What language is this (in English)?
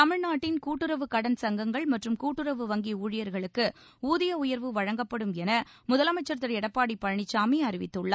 Tamil